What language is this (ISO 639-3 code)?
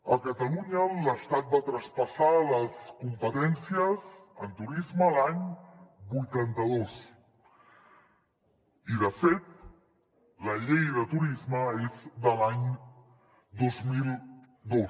cat